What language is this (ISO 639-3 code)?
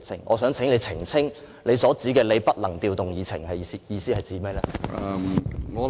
yue